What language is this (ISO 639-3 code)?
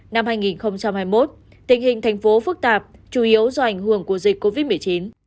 vie